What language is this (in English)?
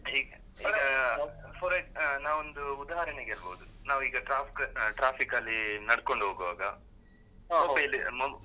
Kannada